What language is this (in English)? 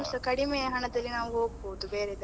Kannada